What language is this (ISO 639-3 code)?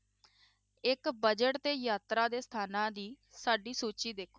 pan